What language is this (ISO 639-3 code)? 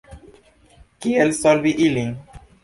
epo